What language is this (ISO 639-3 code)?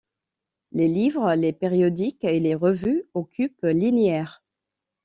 fra